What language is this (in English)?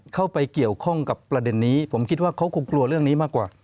Thai